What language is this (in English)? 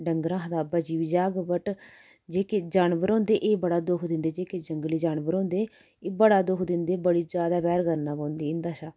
Dogri